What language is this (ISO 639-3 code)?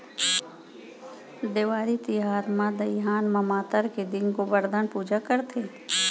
hne